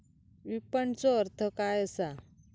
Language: Marathi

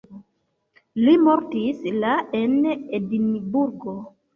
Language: Esperanto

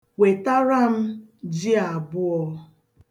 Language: Igbo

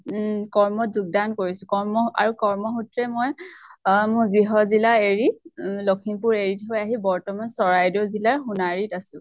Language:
Assamese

